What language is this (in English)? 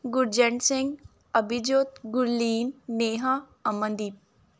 Punjabi